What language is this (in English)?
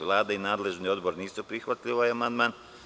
Serbian